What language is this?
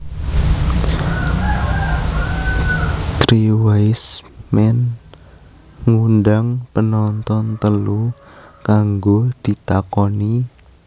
Javanese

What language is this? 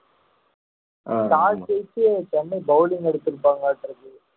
Tamil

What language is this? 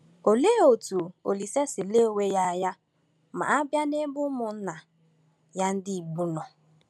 Igbo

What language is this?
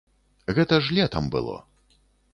Belarusian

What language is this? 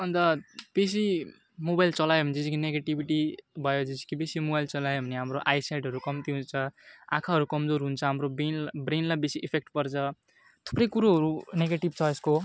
Nepali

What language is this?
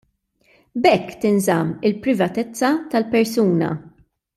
Maltese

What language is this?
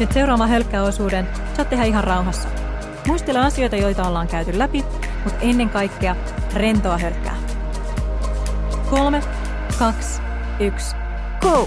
Finnish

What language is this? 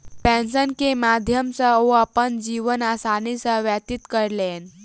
Maithili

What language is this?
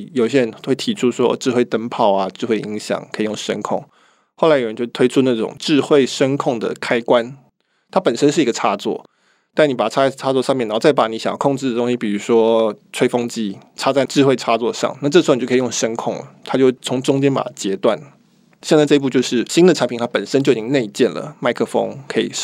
Chinese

